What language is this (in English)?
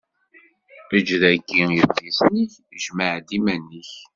Kabyle